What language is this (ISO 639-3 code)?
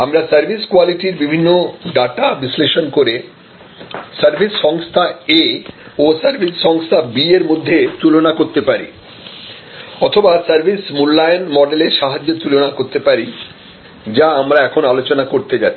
ben